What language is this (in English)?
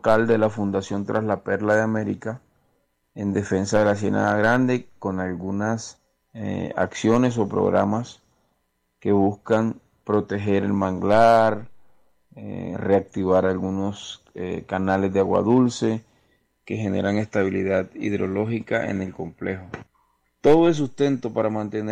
Spanish